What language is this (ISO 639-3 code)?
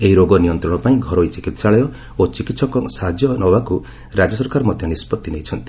ori